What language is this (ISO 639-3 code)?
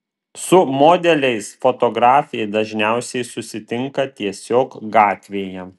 lit